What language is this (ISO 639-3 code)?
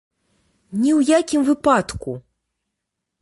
bel